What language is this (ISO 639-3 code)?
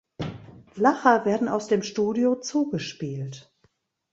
deu